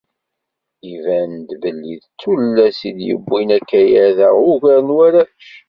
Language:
Kabyle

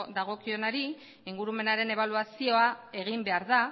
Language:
Basque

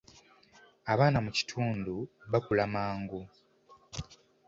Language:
Ganda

